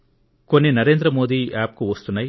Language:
Telugu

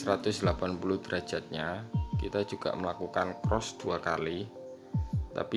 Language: Indonesian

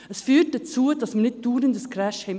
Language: Swiss German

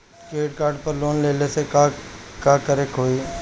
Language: Bhojpuri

